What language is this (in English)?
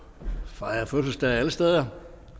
Danish